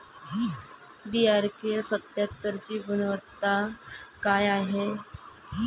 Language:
Marathi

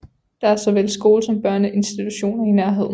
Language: Danish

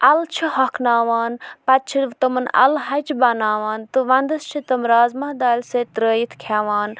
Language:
Kashmiri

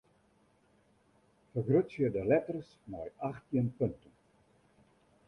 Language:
Western Frisian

